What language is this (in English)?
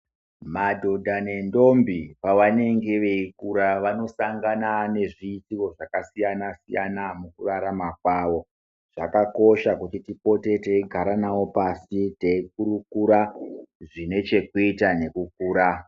Ndau